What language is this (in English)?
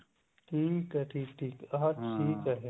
Punjabi